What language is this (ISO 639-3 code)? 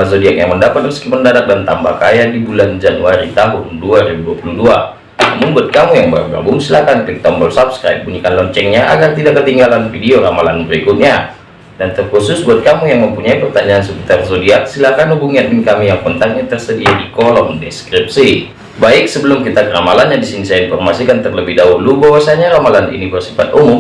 ind